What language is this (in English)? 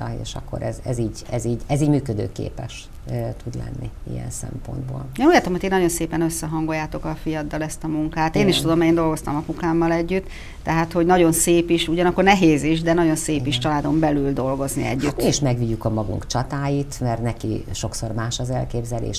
Hungarian